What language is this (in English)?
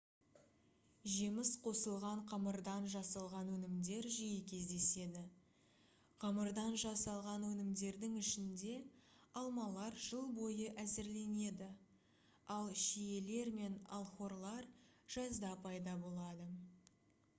Kazakh